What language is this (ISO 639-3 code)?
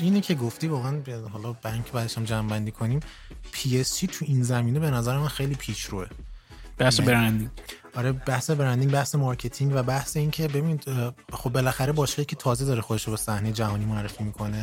fas